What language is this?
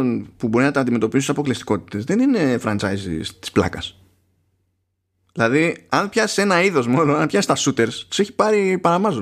Greek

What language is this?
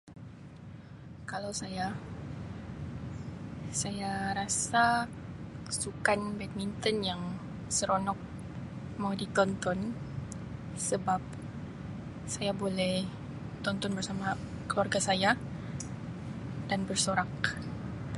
Sabah Malay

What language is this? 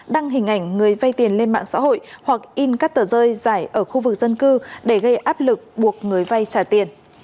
Vietnamese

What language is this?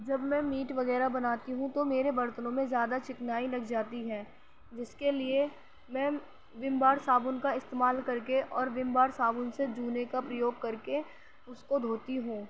Urdu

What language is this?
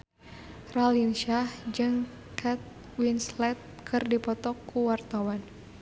Sundanese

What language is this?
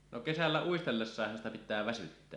Finnish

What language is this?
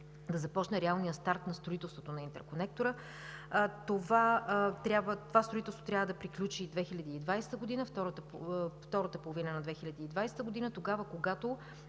Bulgarian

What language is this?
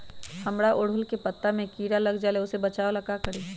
Magahi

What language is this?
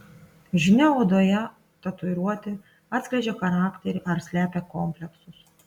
Lithuanian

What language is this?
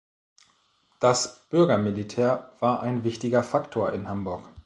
German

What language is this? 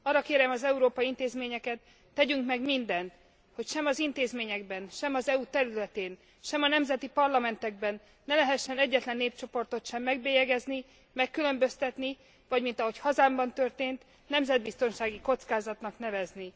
Hungarian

